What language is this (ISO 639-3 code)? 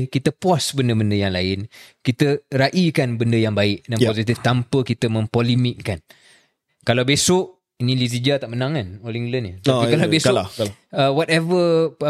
msa